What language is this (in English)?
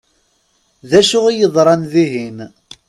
Kabyle